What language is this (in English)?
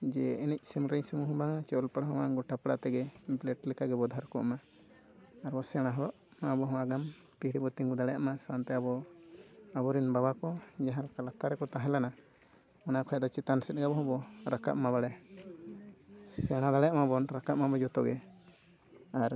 Santali